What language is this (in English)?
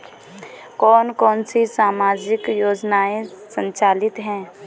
Hindi